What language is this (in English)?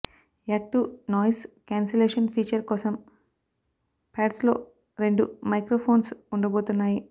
Telugu